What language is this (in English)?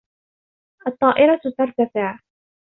Arabic